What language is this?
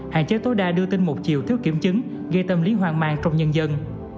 Vietnamese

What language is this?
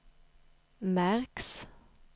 Swedish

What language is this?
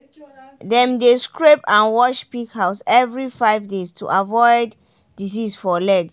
Nigerian Pidgin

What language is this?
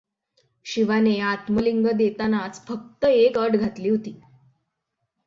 Marathi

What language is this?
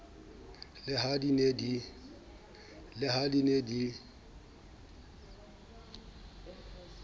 Southern Sotho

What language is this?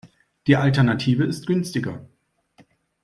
German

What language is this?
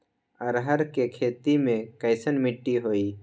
Magahi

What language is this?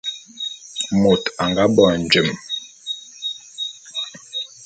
Bulu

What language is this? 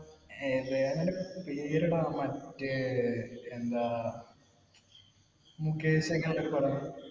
Malayalam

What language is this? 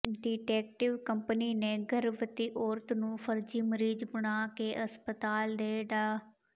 Punjabi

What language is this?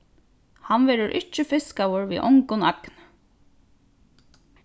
Faroese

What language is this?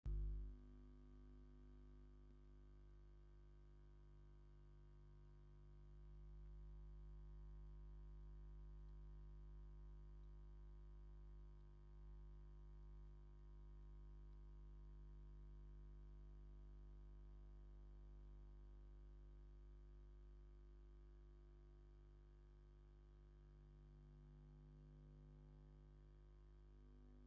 Tigrinya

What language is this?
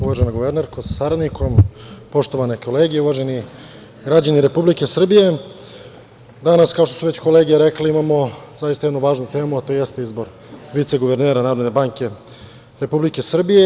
Serbian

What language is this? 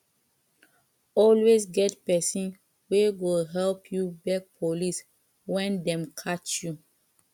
Nigerian Pidgin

